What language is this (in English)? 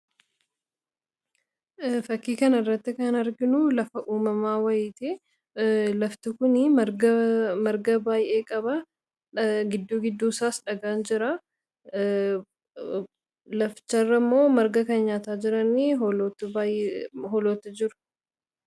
Oromo